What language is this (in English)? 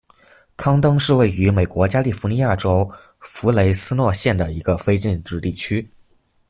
Chinese